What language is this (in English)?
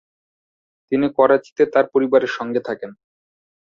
Bangla